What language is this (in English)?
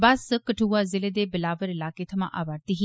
Dogri